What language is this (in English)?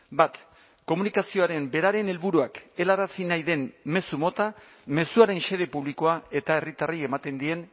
Basque